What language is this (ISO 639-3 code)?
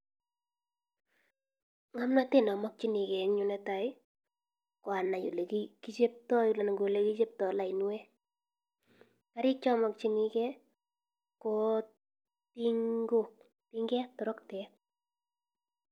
kln